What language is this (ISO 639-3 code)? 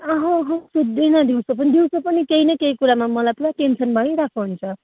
nep